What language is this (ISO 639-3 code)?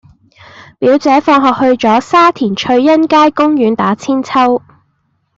yue